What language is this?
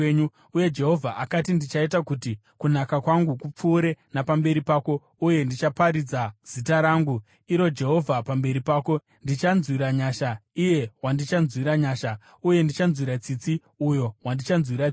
Shona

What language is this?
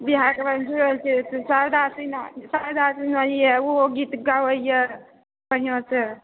Maithili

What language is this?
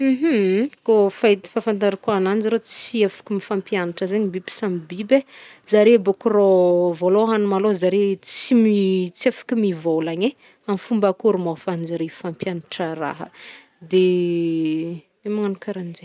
Northern Betsimisaraka Malagasy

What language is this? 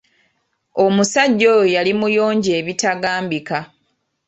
Ganda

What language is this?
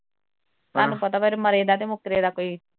Punjabi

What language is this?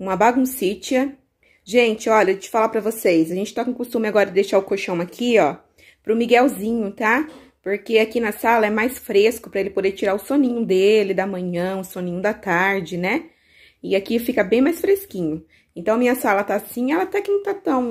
Portuguese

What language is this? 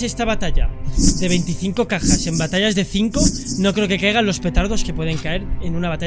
Spanish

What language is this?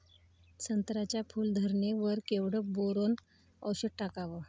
Marathi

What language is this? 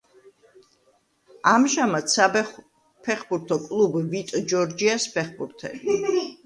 Georgian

